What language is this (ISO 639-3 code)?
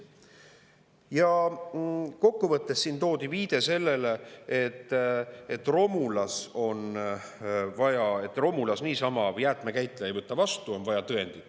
est